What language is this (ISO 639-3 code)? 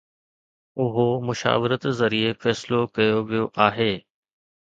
snd